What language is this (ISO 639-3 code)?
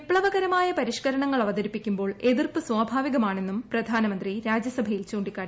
mal